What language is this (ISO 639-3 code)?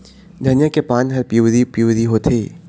hne